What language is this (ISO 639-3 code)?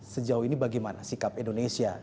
ind